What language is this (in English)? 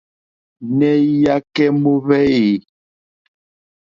Mokpwe